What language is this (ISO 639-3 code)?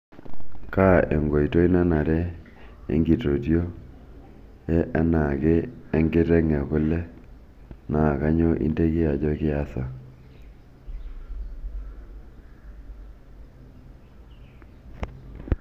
mas